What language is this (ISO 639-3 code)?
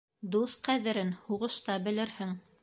bak